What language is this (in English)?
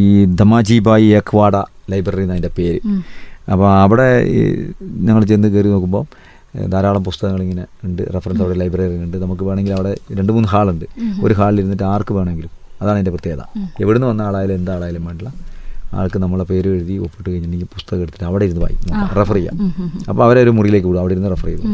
Malayalam